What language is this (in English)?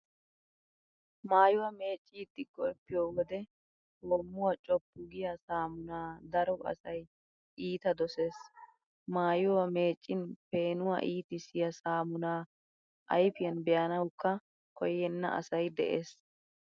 Wolaytta